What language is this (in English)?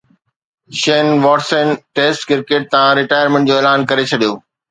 Sindhi